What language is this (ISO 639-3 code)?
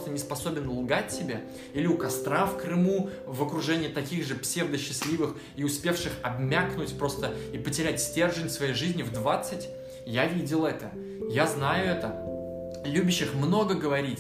rus